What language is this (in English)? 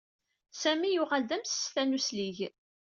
Kabyle